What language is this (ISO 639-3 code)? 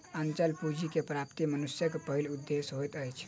mai